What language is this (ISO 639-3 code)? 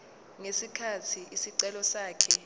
zul